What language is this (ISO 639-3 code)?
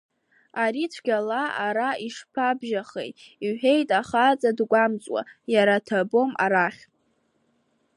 abk